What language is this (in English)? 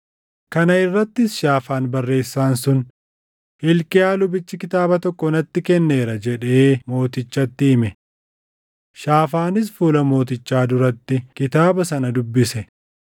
Oromo